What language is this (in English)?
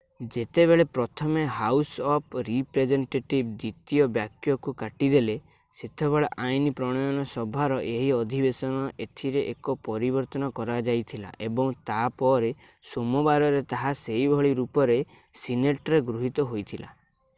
Odia